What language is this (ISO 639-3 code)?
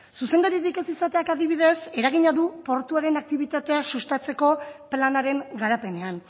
eus